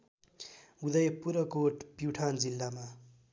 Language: Nepali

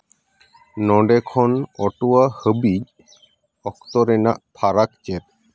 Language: Santali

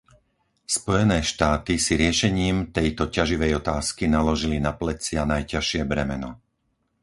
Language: Slovak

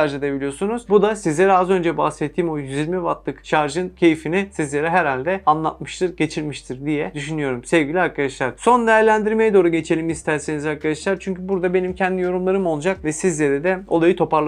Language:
Turkish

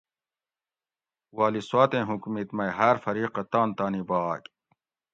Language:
Gawri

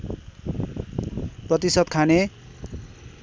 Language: Nepali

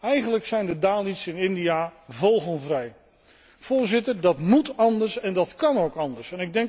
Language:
Dutch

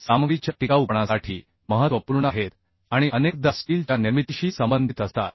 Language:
Marathi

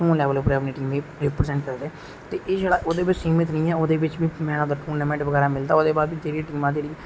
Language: Dogri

